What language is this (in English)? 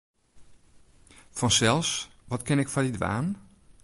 Western Frisian